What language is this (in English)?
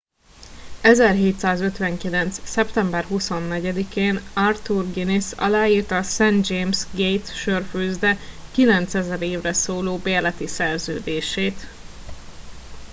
Hungarian